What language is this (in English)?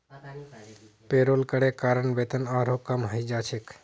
Magahi